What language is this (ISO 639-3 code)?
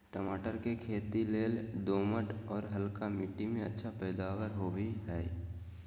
mag